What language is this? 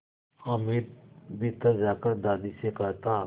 Hindi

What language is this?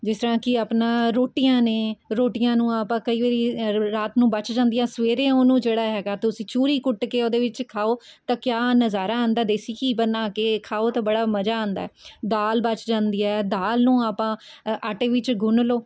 Punjabi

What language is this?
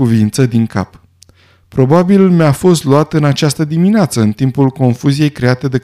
Romanian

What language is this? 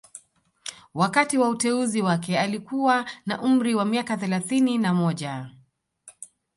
Swahili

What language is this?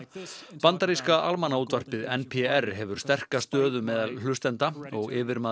Icelandic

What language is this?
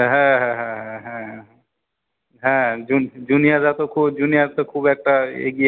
Bangla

